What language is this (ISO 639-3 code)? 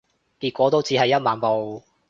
yue